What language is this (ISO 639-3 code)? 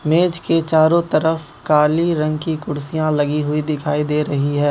hin